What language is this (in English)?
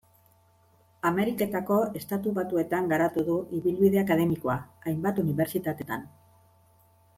Basque